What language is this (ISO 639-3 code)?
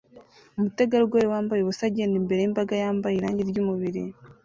kin